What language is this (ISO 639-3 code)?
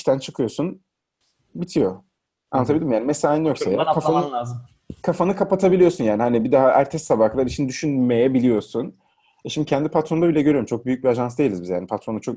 tur